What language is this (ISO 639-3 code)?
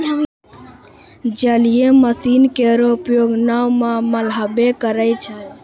mai